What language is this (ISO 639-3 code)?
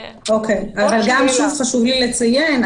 heb